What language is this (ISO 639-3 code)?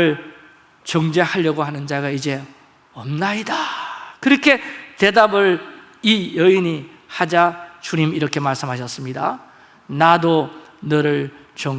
kor